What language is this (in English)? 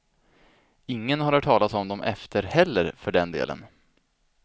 Swedish